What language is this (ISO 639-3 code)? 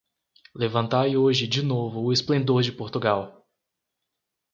por